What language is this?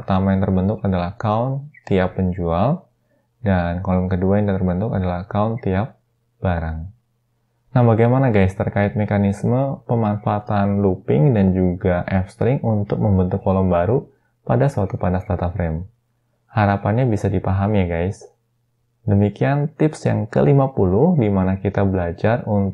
Indonesian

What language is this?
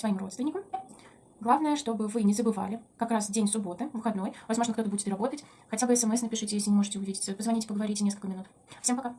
Russian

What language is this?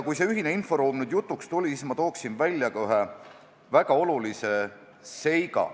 Estonian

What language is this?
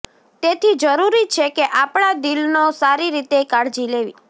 Gujarati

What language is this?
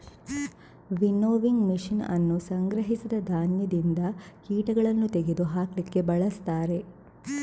Kannada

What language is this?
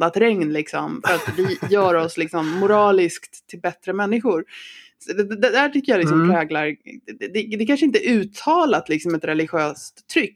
Swedish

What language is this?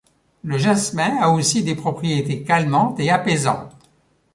French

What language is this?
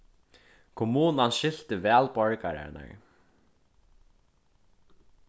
Faroese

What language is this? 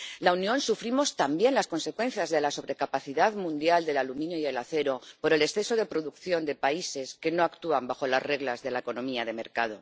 Spanish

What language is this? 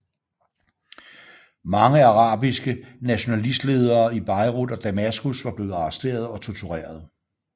Danish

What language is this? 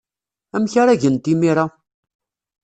Kabyle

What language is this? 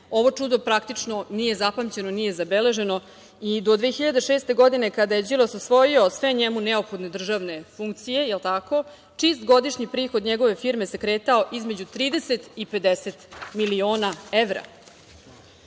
Serbian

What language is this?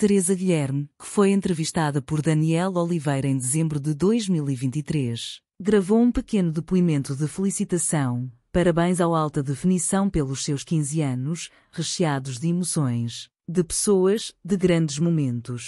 Portuguese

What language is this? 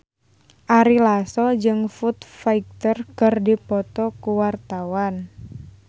Sundanese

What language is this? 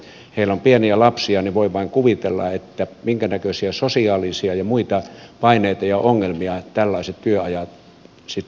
Finnish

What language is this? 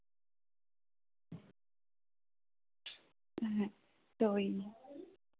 Bangla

